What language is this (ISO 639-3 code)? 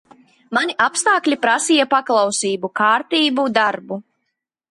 lav